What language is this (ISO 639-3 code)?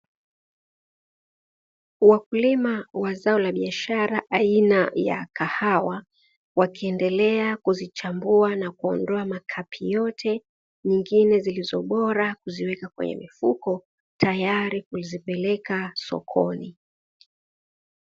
swa